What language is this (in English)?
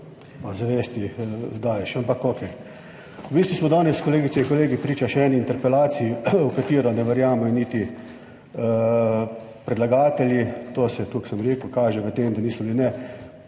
Slovenian